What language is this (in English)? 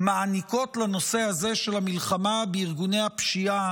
Hebrew